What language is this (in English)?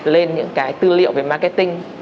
Vietnamese